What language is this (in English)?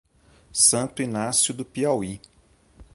Portuguese